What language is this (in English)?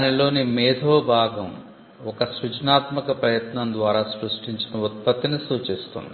Telugu